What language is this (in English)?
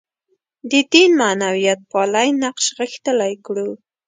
Pashto